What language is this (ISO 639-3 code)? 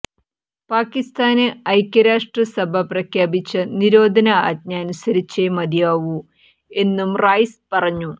mal